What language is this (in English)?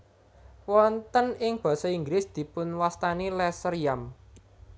Javanese